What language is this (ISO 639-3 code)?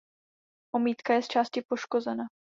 ces